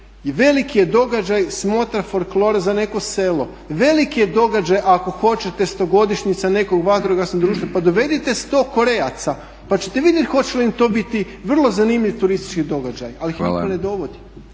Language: Croatian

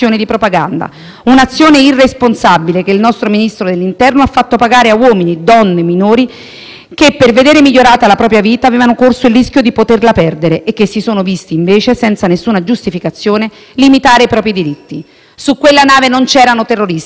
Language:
Italian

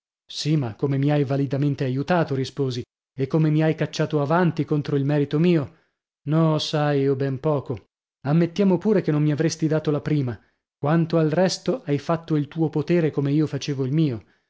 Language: Italian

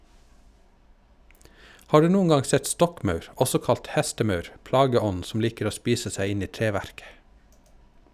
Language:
Norwegian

